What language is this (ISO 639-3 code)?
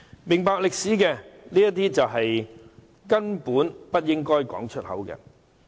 yue